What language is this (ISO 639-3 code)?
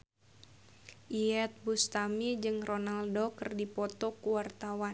sun